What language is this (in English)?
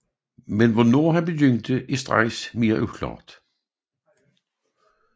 Danish